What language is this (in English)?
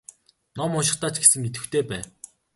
Mongolian